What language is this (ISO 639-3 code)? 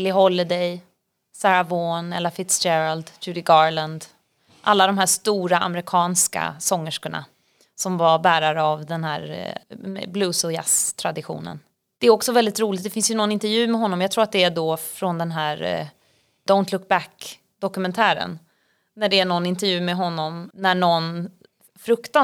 swe